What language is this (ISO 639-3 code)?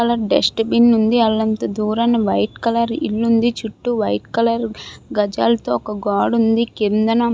tel